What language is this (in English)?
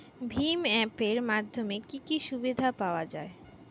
Bangla